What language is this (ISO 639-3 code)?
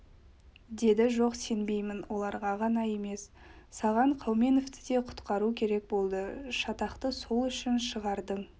kaz